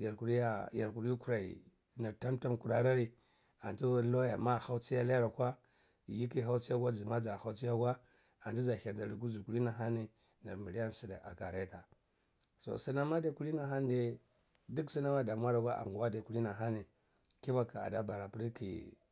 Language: Cibak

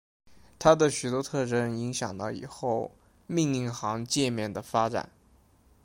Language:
Chinese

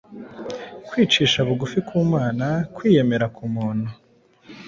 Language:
Kinyarwanda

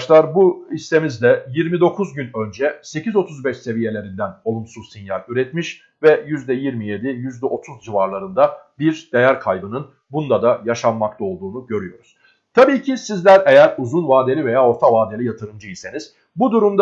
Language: Turkish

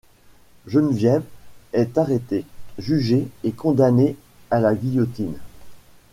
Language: French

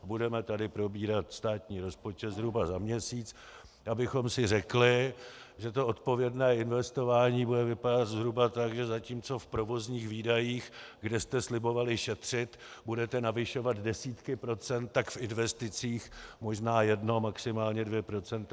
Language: Czech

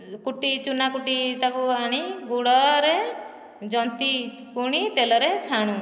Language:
Odia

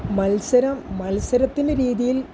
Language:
Malayalam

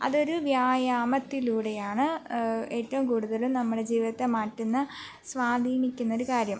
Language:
Malayalam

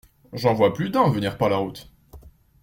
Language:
French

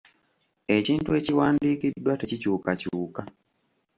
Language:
Ganda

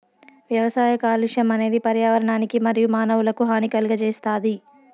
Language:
Telugu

